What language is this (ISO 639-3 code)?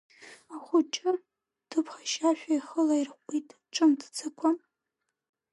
abk